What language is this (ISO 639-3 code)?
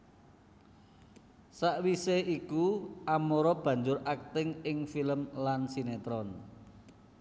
jav